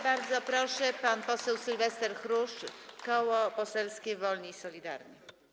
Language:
Polish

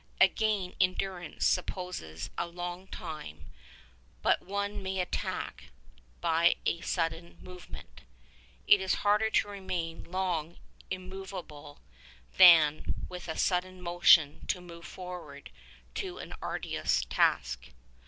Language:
English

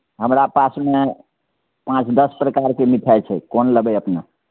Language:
Maithili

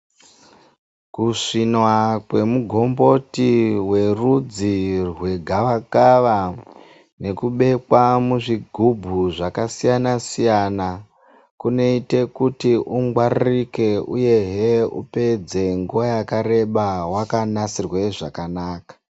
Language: Ndau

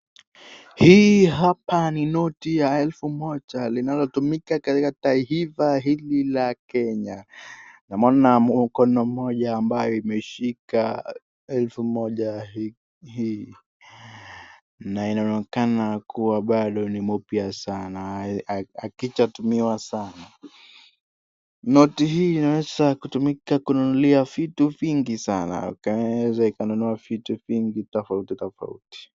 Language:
Swahili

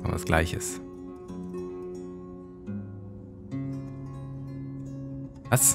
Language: German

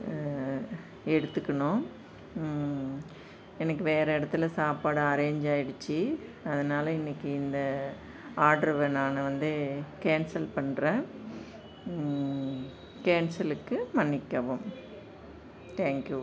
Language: Tamil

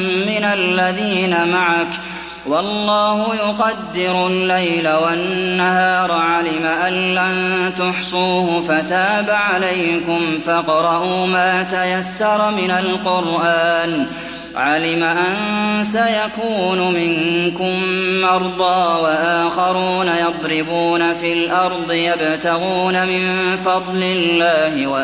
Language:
Arabic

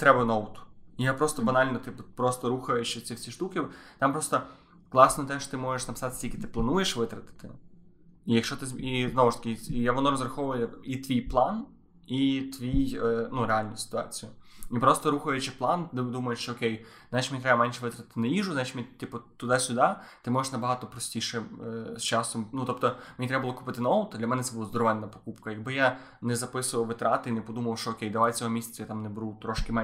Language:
Ukrainian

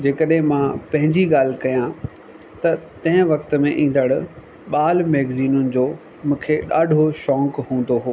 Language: Sindhi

